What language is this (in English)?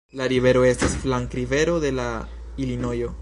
Esperanto